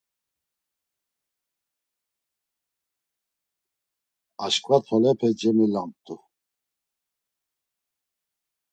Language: Laz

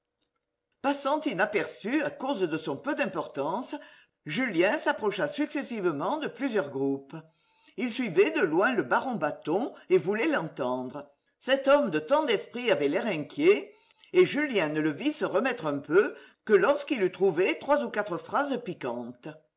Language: French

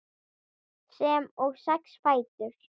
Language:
Icelandic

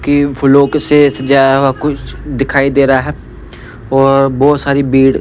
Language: Hindi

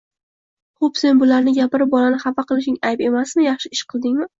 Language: Uzbek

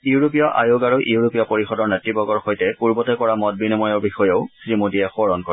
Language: Assamese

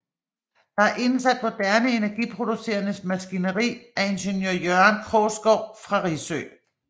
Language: Danish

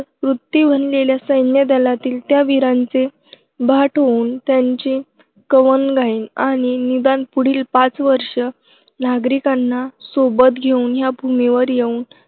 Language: Marathi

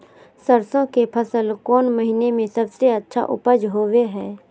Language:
Magahi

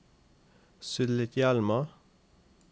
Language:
Norwegian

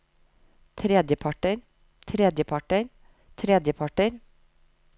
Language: Norwegian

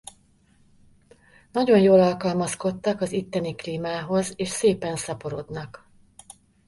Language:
Hungarian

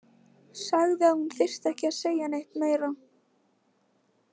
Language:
Icelandic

